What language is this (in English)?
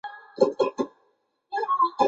Chinese